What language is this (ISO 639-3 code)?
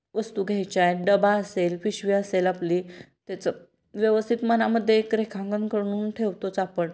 mar